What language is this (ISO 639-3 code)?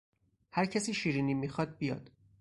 fas